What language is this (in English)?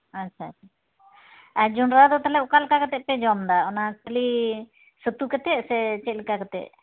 Santali